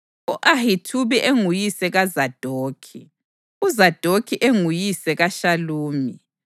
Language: North Ndebele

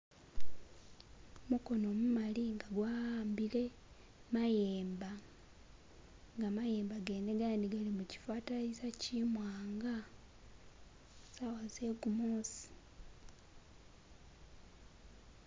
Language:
Masaaba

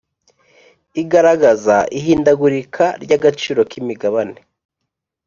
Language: Kinyarwanda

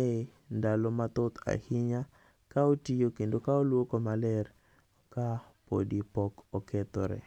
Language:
Luo (Kenya and Tanzania)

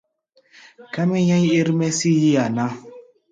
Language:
Gbaya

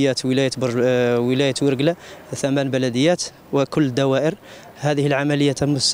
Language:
Arabic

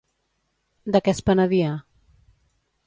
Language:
Catalan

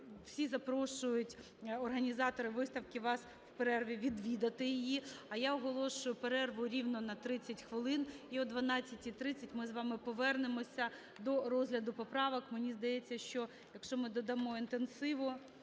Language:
Ukrainian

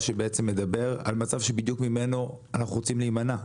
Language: Hebrew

